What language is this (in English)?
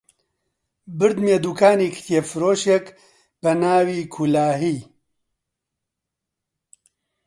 Central Kurdish